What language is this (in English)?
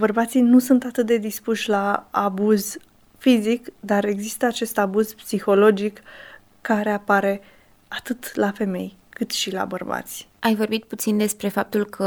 Romanian